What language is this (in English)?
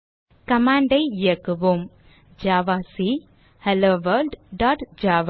Tamil